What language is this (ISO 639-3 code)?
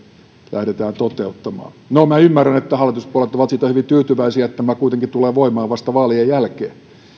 fin